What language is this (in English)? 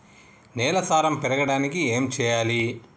Telugu